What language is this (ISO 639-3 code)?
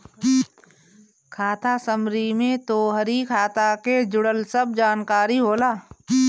bho